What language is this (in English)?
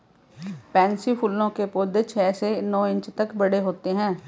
Hindi